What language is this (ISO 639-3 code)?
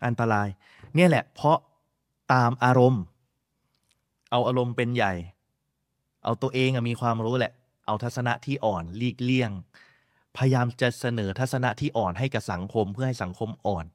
tha